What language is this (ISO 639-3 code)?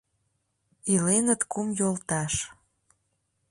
chm